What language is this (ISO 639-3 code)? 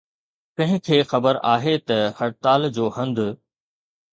snd